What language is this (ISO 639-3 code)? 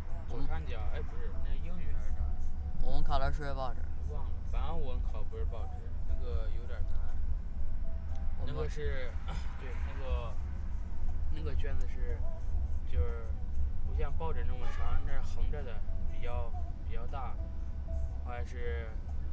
zho